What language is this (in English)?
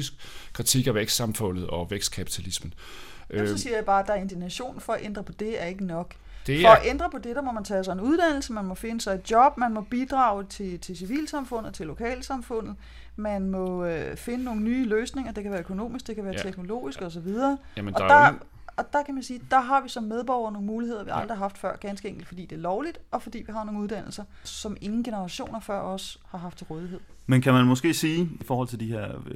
Danish